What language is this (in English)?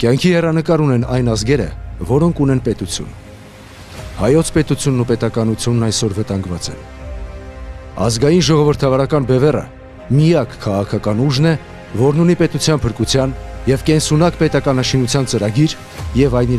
Romanian